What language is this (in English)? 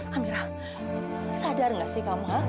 Indonesian